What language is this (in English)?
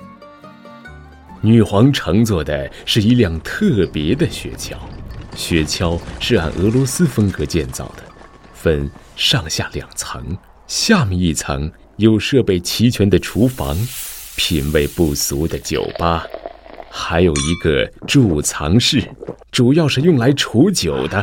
Chinese